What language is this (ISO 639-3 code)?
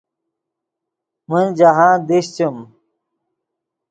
ydg